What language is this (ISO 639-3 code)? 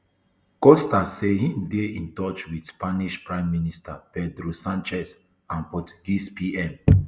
pcm